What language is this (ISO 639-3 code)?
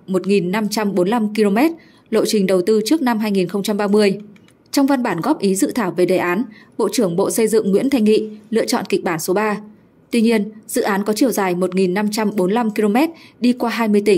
vie